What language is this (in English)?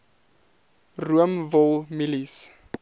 Afrikaans